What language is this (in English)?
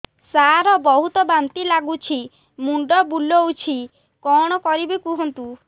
Odia